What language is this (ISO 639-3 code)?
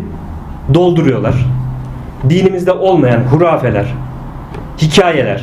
tur